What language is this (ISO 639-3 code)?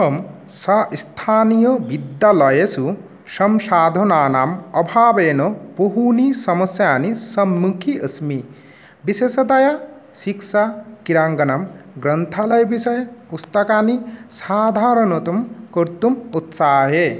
san